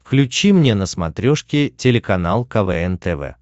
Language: Russian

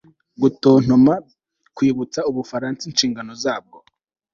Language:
Kinyarwanda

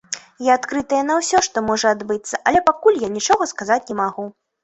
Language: Belarusian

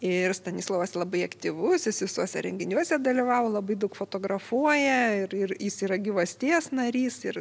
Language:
Lithuanian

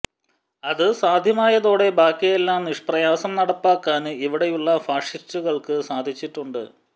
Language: Malayalam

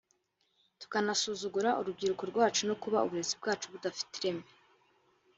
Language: Kinyarwanda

